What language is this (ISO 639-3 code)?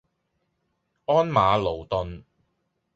yue